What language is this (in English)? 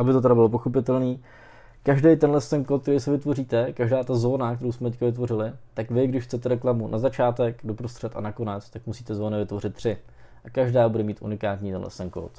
Czech